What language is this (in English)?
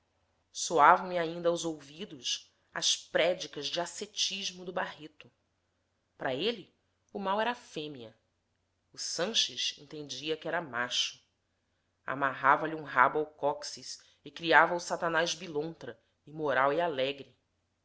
Portuguese